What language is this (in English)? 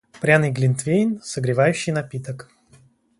Russian